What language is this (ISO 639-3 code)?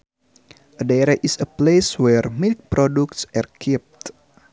sun